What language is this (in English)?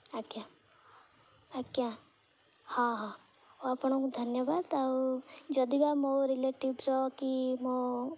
Odia